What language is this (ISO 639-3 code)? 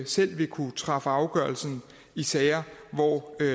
dan